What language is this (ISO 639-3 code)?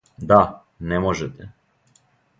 srp